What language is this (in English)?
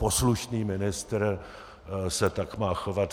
Czech